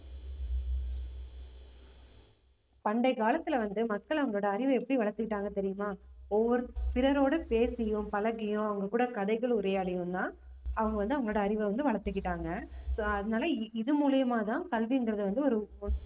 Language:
Tamil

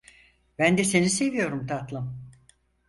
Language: Turkish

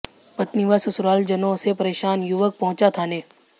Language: Hindi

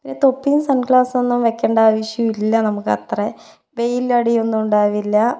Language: Malayalam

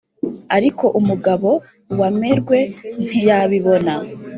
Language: Kinyarwanda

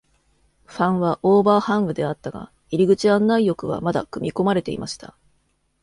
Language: Japanese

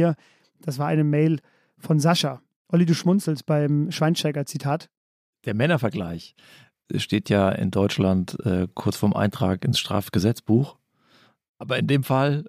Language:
German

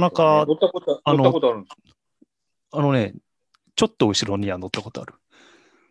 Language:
Japanese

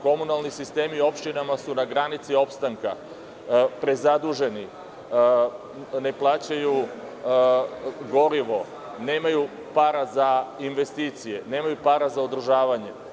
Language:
Serbian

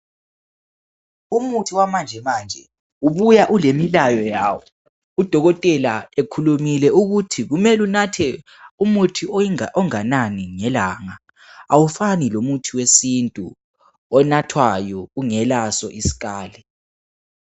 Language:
North Ndebele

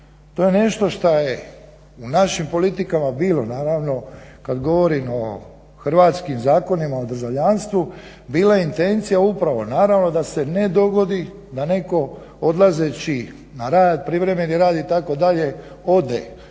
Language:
Croatian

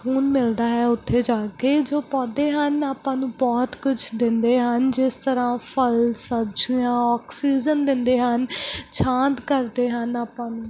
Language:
Punjabi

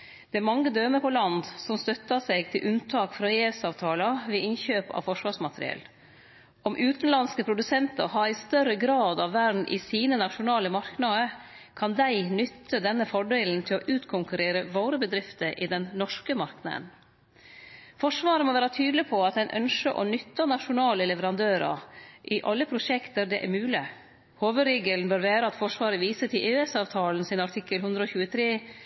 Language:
Norwegian Nynorsk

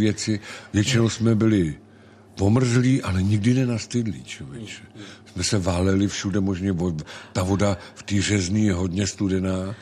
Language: Czech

